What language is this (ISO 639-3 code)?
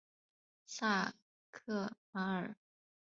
zho